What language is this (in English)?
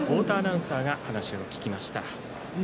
Japanese